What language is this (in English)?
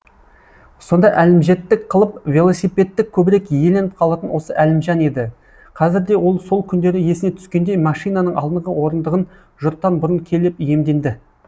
Kazakh